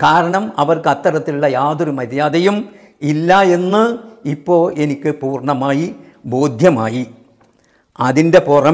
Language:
Arabic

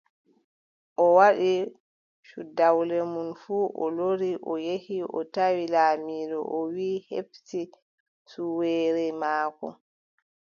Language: Adamawa Fulfulde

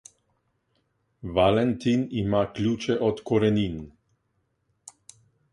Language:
Slovenian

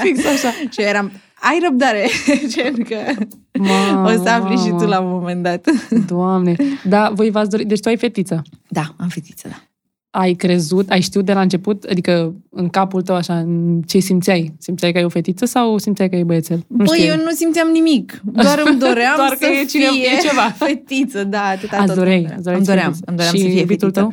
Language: Romanian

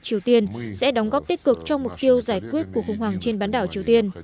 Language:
Vietnamese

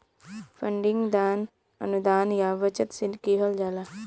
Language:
Bhojpuri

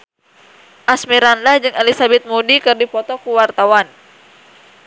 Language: Sundanese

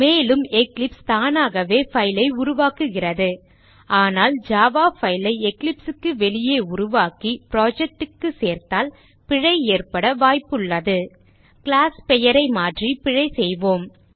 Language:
Tamil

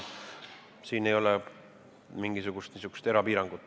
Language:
Estonian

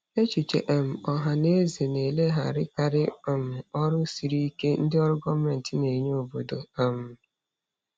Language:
Igbo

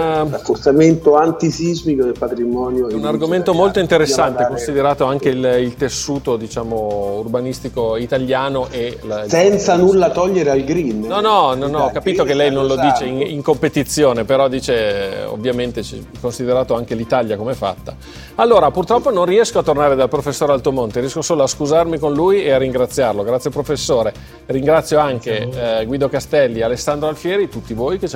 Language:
Italian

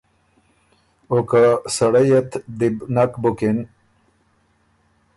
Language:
Ormuri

